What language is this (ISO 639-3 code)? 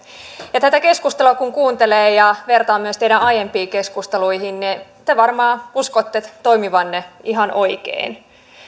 fin